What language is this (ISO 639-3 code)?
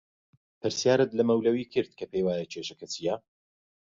ckb